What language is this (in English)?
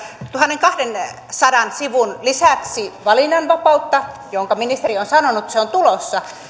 Finnish